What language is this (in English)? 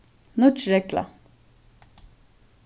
Faroese